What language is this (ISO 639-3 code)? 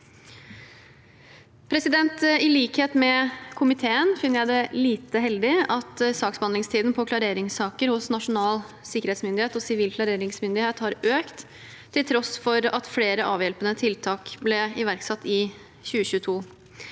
nor